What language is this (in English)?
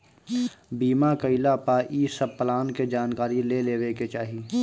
Bhojpuri